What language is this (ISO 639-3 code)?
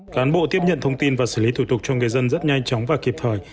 vie